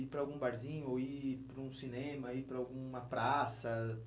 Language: Portuguese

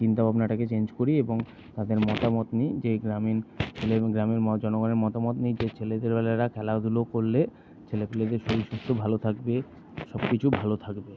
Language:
Bangla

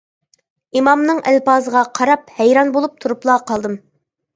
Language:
Uyghur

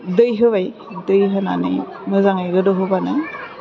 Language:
Bodo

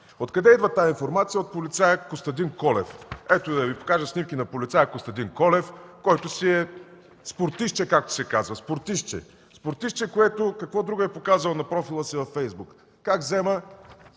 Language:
Bulgarian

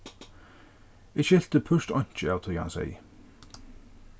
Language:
Faroese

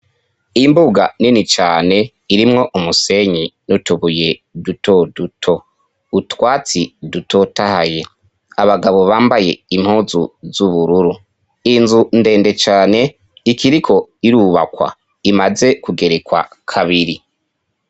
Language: Rundi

